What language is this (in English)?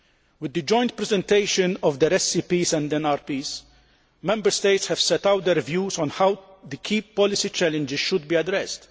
English